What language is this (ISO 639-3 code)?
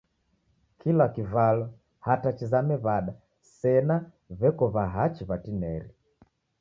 dav